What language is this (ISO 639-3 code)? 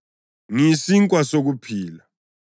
nde